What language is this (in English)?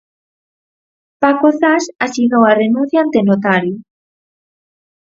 Galician